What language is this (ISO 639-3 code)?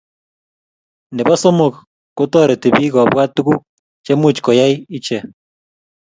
kln